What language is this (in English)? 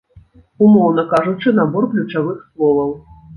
Belarusian